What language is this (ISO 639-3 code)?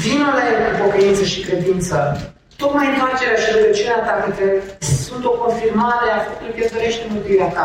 ron